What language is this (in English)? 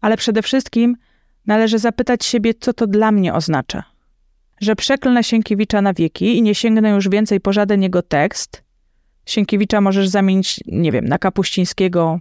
Polish